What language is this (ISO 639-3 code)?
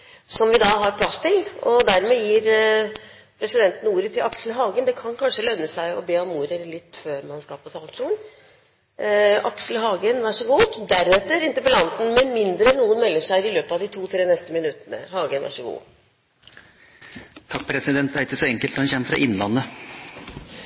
nor